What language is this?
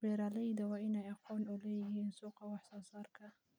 Somali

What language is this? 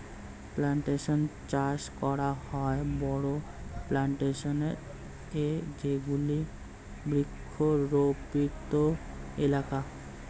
Bangla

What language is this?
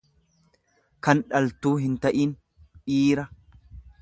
Oromo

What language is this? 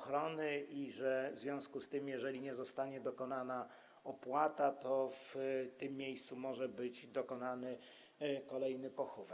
Polish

